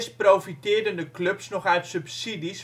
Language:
Dutch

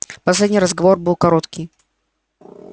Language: Russian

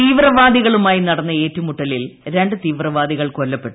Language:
Malayalam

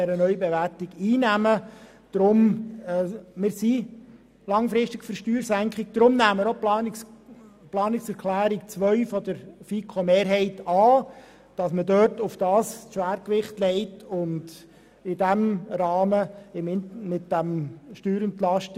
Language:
Swiss German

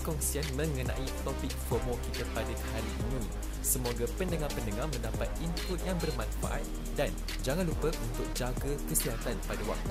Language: Malay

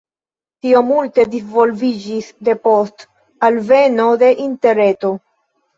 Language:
Esperanto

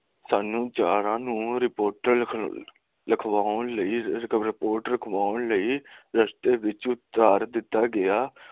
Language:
Punjabi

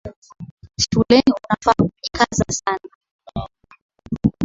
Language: Swahili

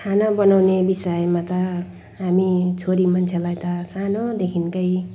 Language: Nepali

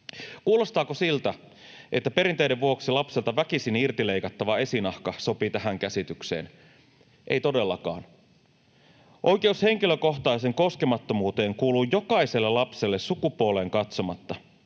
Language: Finnish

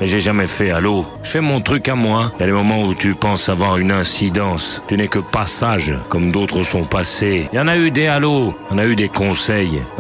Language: French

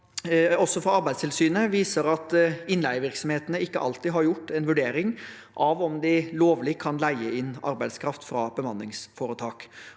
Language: Norwegian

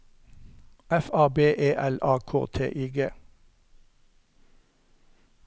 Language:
Norwegian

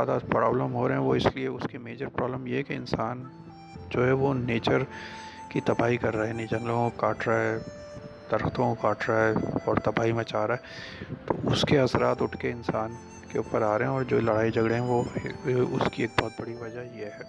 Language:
Urdu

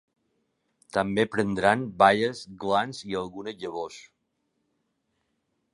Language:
Catalan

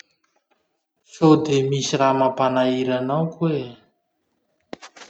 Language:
Masikoro Malagasy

